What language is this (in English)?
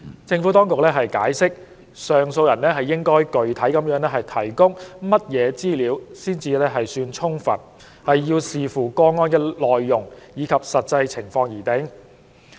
Cantonese